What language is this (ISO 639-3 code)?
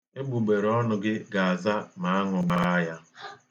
ibo